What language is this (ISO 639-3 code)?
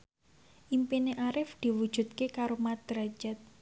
jav